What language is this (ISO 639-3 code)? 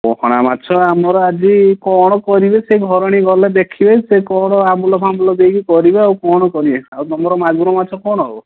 ori